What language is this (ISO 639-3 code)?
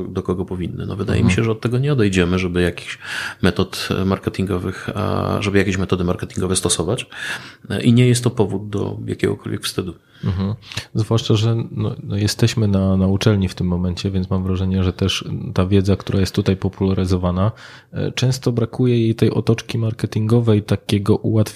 pol